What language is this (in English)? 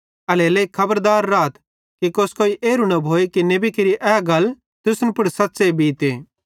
Bhadrawahi